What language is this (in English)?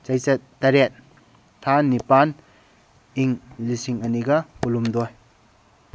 Manipuri